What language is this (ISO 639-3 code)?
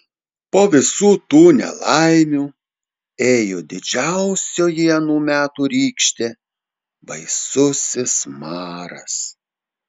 lit